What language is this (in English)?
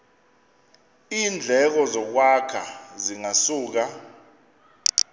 Xhosa